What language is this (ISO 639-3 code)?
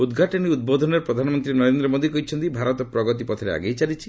ori